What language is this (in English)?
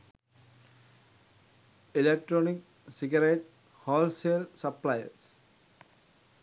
Sinhala